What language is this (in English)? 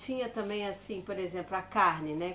Portuguese